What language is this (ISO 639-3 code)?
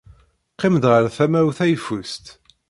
kab